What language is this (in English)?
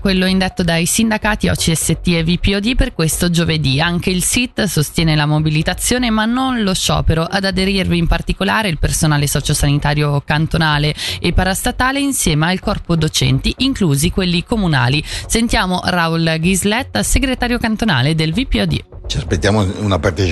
Italian